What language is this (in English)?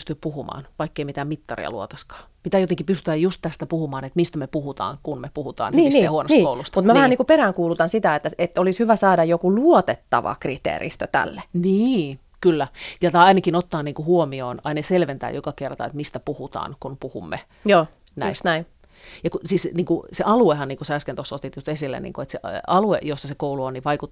Finnish